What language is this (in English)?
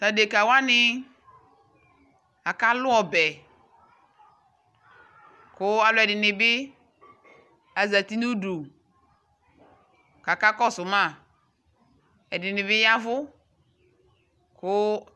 Ikposo